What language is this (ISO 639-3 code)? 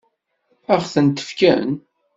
kab